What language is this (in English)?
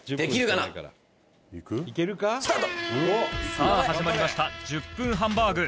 Japanese